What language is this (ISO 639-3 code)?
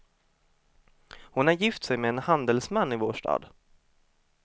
swe